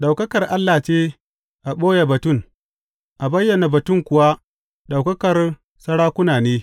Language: Hausa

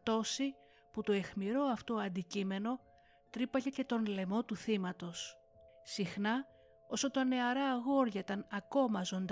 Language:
Greek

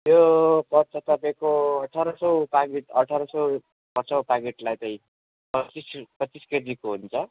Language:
Nepali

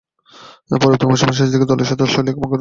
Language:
Bangla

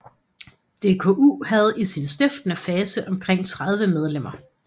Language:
Danish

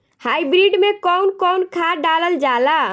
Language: Bhojpuri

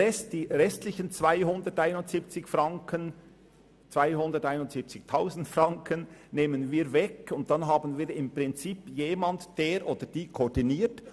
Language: Swiss German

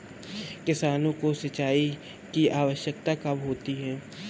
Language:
Hindi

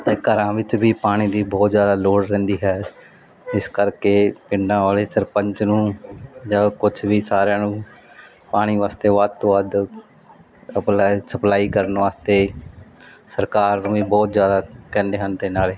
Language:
Punjabi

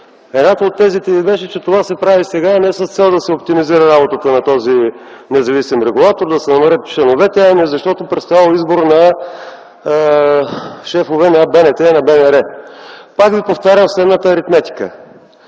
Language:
Bulgarian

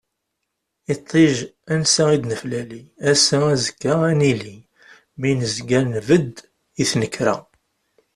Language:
Kabyle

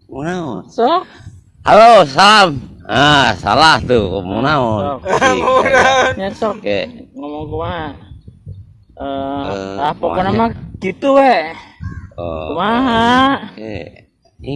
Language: Indonesian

